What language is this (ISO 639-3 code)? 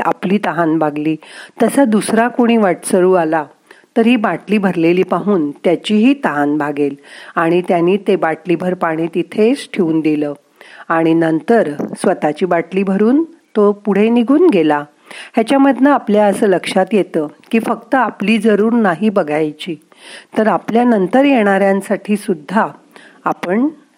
mar